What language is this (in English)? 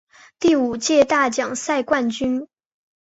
Chinese